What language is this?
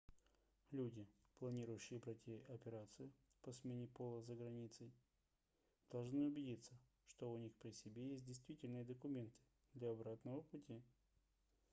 Russian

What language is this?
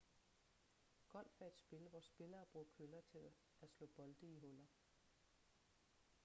Danish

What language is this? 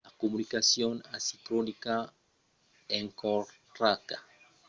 Occitan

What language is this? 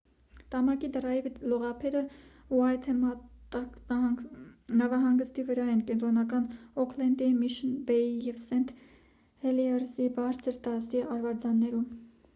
Armenian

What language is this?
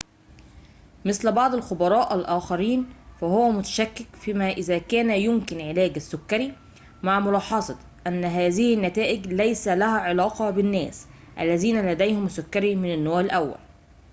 Arabic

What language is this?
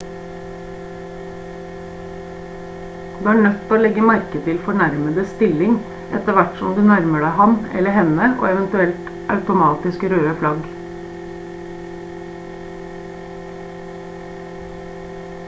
Norwegian Bokmål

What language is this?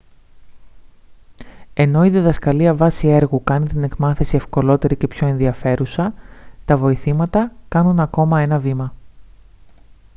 Greek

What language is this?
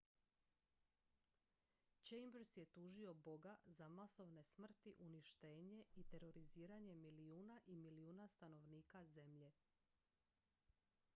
Croatian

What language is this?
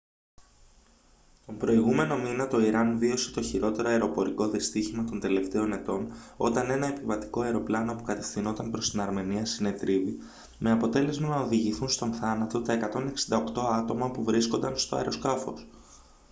Greek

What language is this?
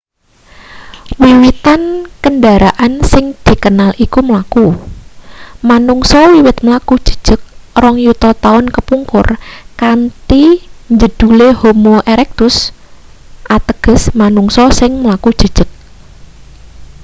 Javanese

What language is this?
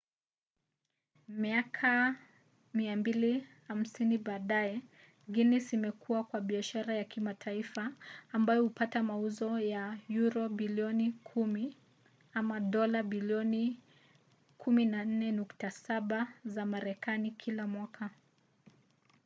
Swahili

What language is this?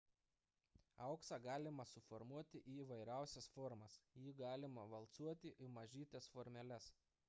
Lithuanian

